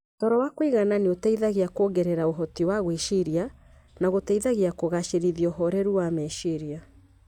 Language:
Kikuyu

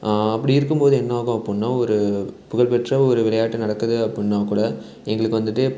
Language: Tamil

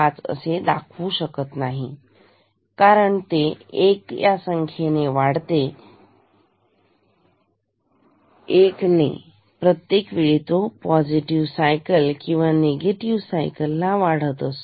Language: Marathi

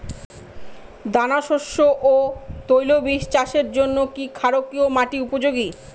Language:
Bangla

